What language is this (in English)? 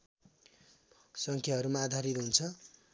Nepali